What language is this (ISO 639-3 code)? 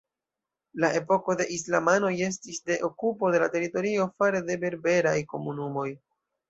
epo